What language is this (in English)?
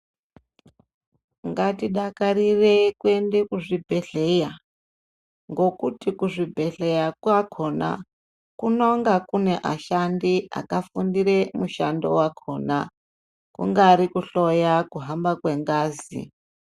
Ndau